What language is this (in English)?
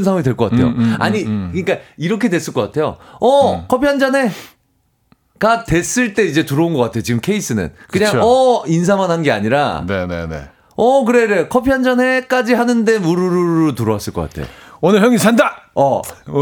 Korean